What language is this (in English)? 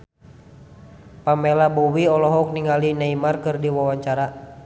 Sundanese